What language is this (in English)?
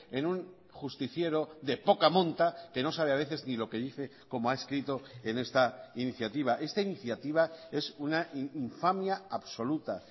Spanish